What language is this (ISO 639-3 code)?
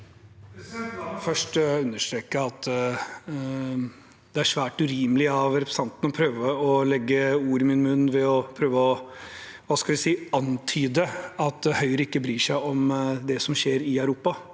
nor